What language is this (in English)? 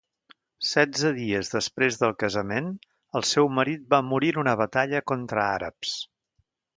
Catalan